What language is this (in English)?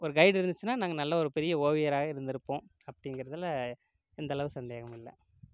Tamil